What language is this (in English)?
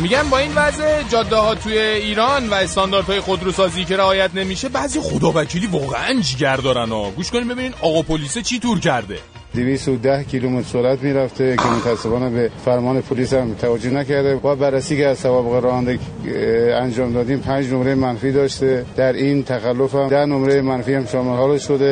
Persian